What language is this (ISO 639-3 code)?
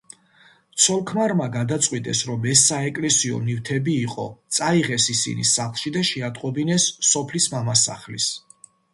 kat